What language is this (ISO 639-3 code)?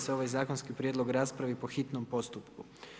hrv